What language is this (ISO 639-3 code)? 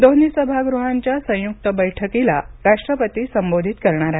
mar